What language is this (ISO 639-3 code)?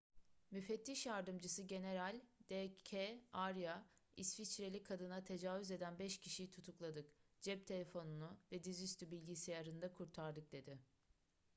tur